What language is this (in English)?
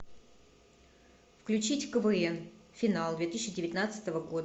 Russian